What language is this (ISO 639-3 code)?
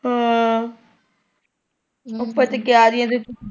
pan